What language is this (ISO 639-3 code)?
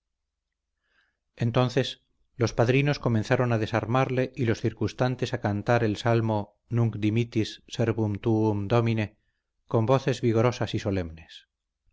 spa